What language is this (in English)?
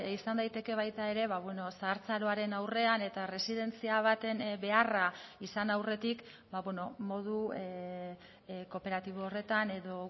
Basque